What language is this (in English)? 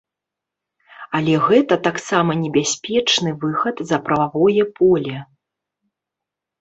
Belarusian